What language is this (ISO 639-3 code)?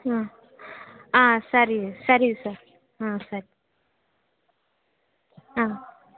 kan